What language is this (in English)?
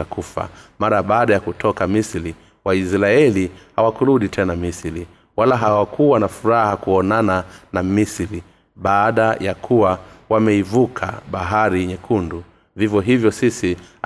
Swahili